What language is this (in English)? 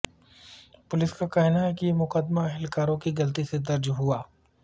Urdu